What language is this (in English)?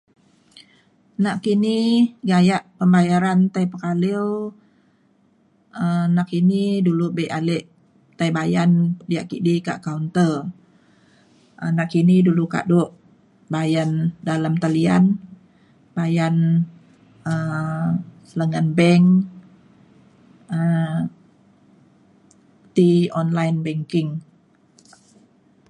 Mainstream Kenyah